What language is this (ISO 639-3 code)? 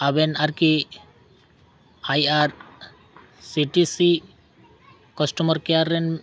sat